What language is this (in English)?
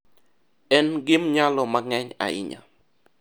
Luo (Kenya and Tanzania)